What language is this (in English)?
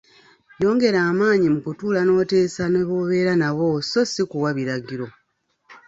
Ganda